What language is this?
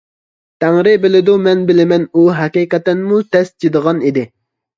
Uyghur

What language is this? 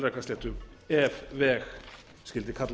Icelandic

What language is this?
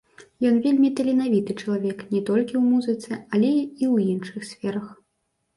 Belarusian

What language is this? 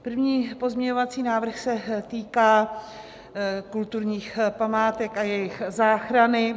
Czech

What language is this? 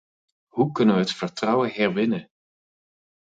Dutch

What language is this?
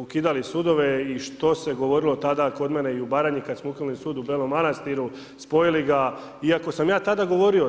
Croatian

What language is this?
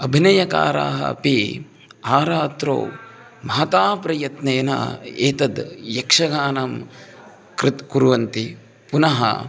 Sanskrit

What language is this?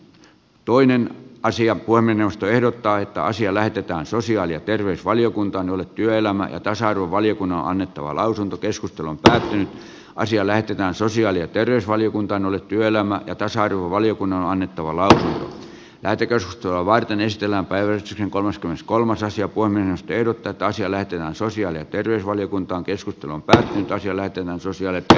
Finnish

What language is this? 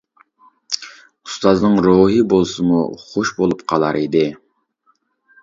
Uyghur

